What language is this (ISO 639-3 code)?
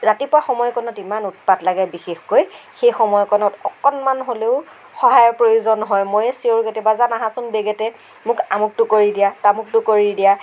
asm